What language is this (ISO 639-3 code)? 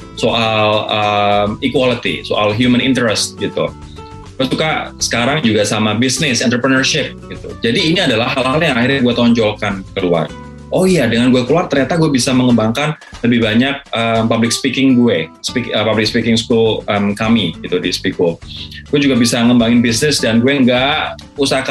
ind